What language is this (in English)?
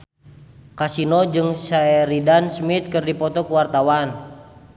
Sundanese